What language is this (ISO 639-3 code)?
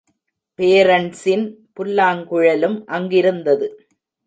tam